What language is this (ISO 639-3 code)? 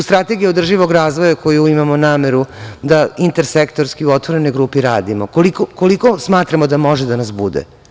srp